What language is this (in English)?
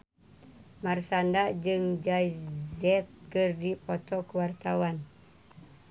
Sundanese